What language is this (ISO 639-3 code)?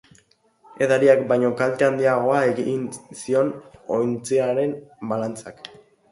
eus